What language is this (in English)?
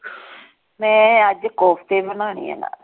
Punjabi